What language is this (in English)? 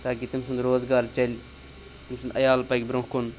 Kashmiri